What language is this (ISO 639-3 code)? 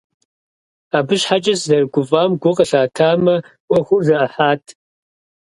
kbd